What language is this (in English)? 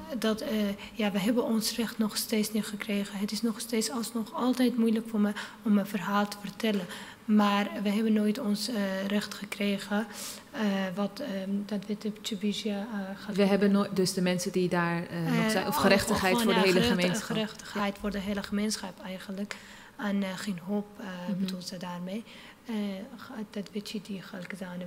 Dutch